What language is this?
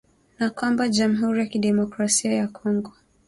Swahili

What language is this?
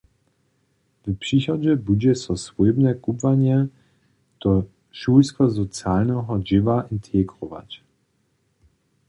Upper Sorbian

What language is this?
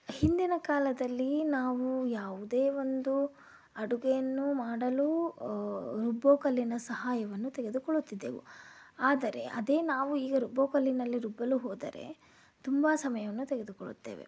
Kannada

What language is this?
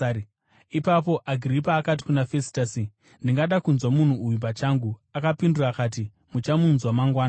Shona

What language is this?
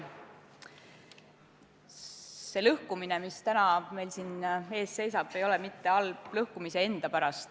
Estonian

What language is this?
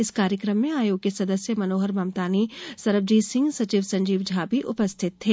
Hindi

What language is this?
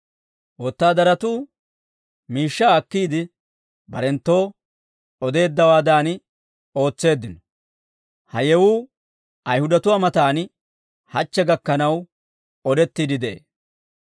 Dawro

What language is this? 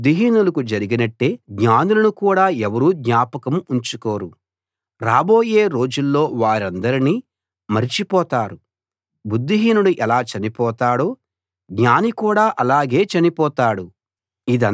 Telugu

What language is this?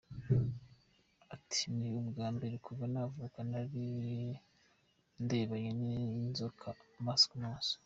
Kinyarwanda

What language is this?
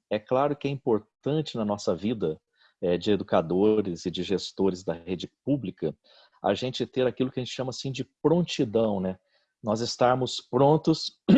Portuguese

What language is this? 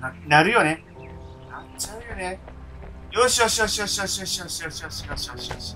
Japanese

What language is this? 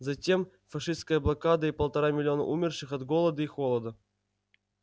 Russian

